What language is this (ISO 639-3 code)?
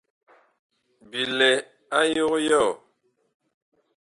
bkh